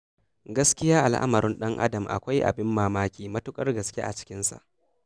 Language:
Hausa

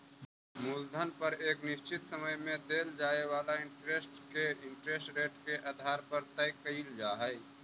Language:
Magahi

